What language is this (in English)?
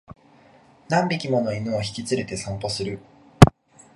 Japanese